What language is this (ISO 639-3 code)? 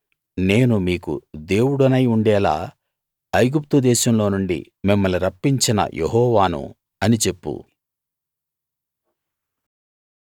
tel